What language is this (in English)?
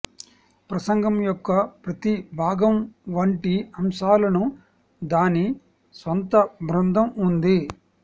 Telugu